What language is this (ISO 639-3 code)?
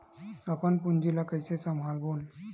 hne